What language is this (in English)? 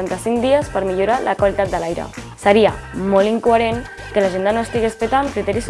Catalan